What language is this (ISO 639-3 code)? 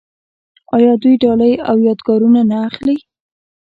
pus